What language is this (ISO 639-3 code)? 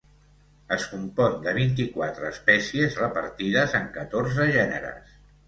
cat